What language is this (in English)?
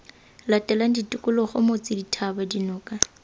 Tswana